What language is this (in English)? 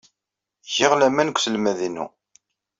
Kabyle